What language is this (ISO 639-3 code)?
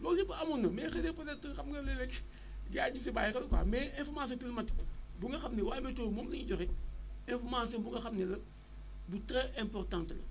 wol